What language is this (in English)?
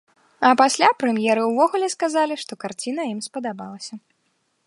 Belarusian